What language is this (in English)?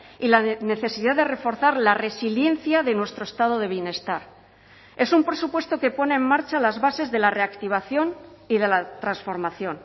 Spanish